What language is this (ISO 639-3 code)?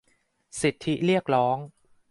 tha